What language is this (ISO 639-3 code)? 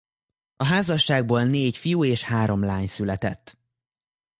hun